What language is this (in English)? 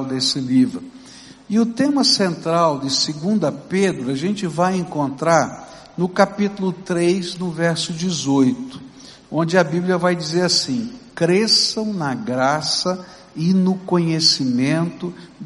Portuguese